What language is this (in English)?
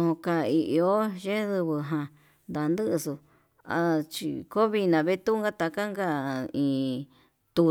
Yutanduchi Mixtec